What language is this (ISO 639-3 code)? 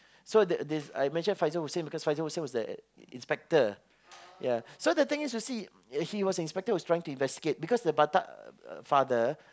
eng